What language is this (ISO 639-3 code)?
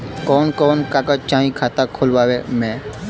bho